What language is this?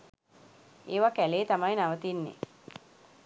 Sinhala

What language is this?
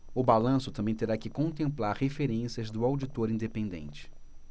Portuguese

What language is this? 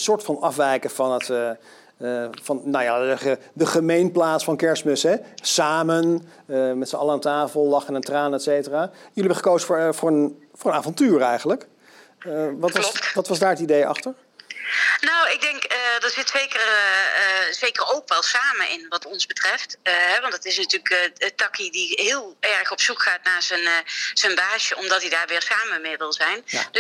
Dutch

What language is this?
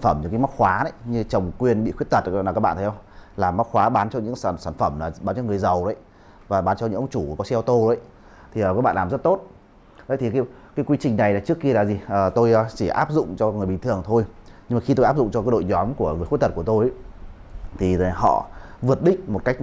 Vietnamese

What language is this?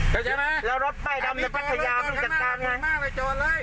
Thai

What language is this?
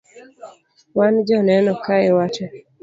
Luo (Kenya and Tanzania)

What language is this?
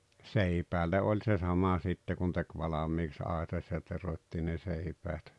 Finnish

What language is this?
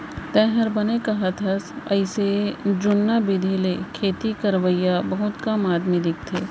Chhattisgarhi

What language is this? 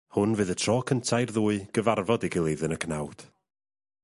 Welsh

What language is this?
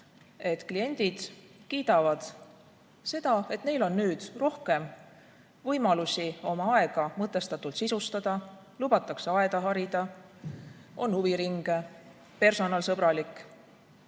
Estonian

